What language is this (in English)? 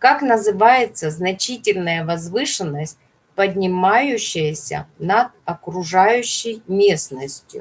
Russian